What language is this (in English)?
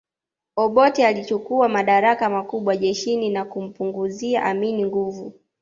Swahili